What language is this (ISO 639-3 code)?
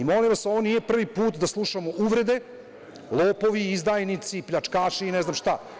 srp